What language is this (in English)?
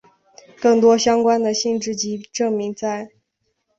Chinese